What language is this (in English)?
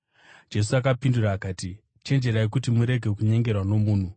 Shona